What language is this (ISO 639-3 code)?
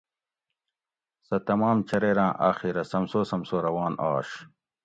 gwc